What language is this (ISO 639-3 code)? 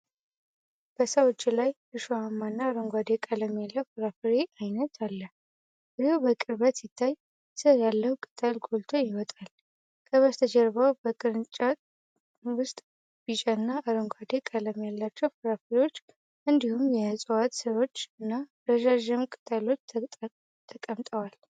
amh